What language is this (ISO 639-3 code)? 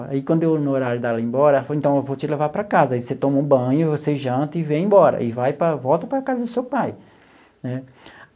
por